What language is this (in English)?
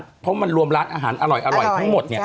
Thai